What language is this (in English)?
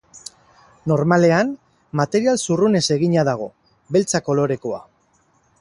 Basque